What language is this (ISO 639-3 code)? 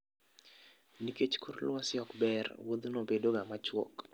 luo